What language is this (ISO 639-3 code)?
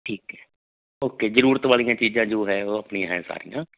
pan